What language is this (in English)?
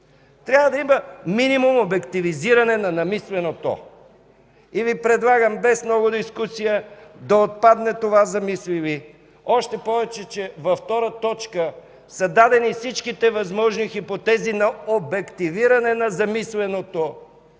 Bulgarian